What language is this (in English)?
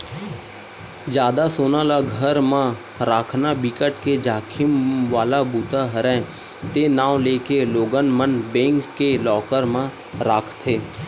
Chhattisgarhi